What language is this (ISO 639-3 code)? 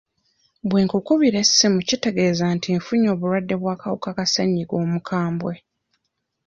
lug